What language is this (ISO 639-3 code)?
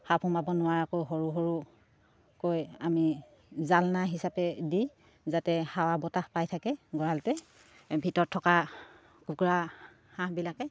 asm